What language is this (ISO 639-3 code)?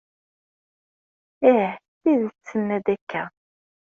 kab